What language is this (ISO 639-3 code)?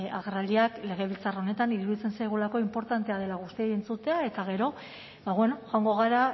eus